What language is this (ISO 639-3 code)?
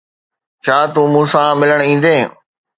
snd